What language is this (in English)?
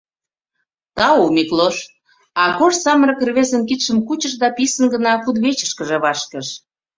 Mari